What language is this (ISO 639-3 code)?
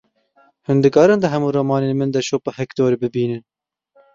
kur